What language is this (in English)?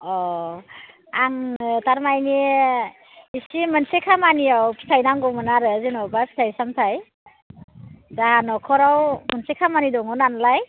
Bodo